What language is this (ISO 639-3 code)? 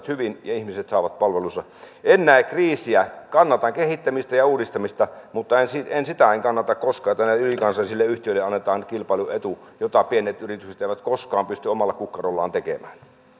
fin